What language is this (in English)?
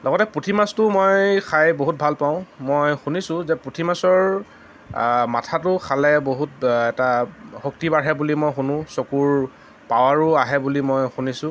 Assamese